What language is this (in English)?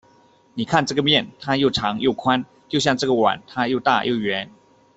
Chinese